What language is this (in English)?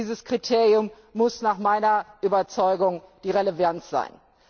German